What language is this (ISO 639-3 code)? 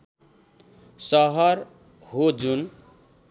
nep